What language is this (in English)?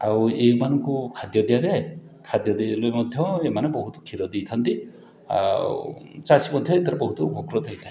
Odia